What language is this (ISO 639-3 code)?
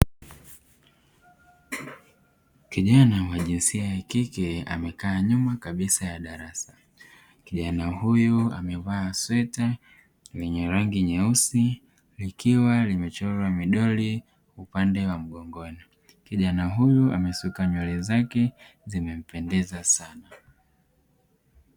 swa